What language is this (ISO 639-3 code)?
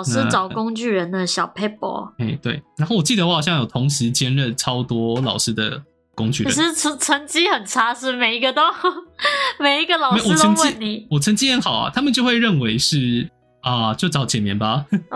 zho